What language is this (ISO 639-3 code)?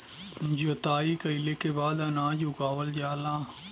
bho